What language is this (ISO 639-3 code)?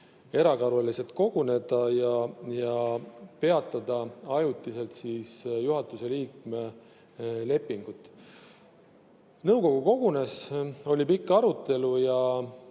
est